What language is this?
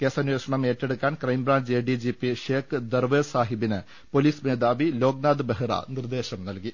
Malayalam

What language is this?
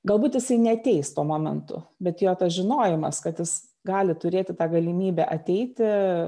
Lithuanian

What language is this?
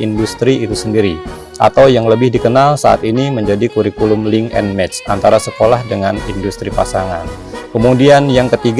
Indonesian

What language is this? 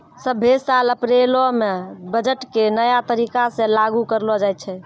Maithili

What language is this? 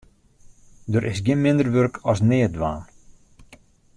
Western Frisian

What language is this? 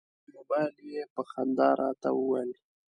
Pashto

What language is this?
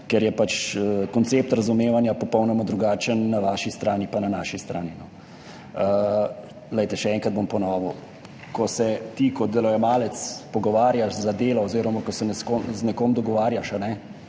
Slovenian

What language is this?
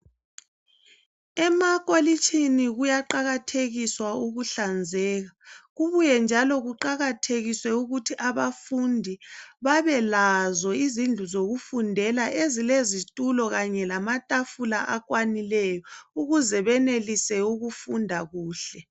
North Ndebele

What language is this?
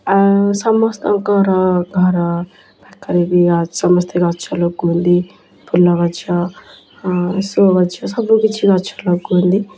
Odia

